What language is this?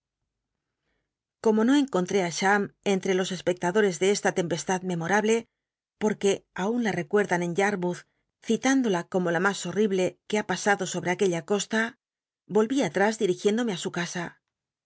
Spanish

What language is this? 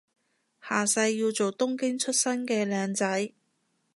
Cantonese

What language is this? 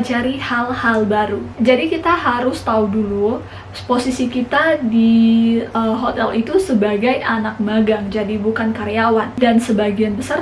Indonesian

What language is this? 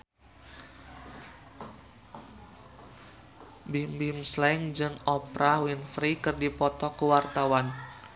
Sundanese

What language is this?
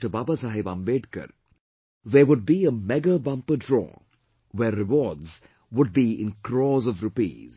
English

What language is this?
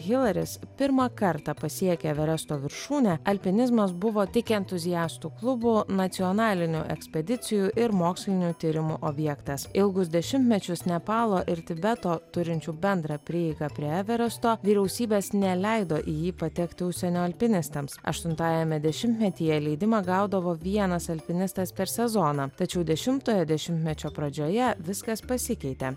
Lithuanian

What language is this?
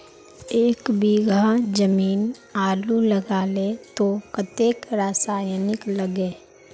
Magahi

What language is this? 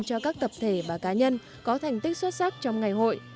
Vietnamese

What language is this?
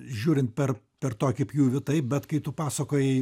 Lithuanian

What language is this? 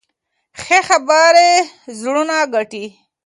Pashto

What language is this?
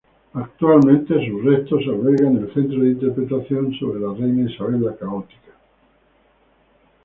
Spanish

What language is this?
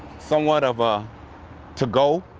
English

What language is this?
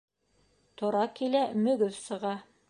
Bashkir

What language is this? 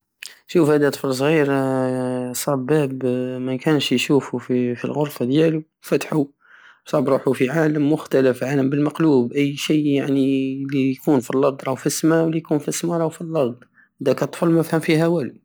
Algerian Saharan Arabic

